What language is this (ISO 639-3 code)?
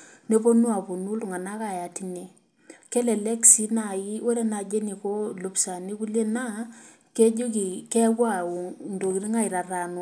mas